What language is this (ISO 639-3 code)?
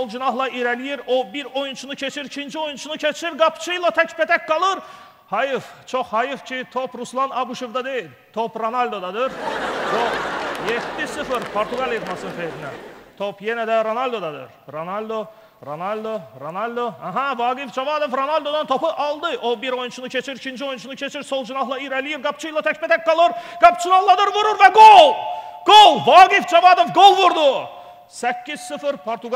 tur